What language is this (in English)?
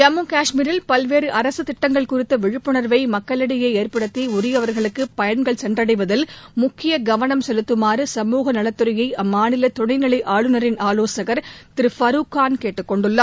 Tamil